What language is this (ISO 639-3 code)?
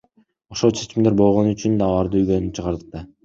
kir